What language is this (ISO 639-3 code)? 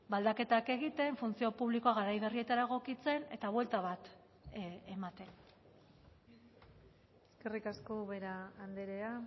eus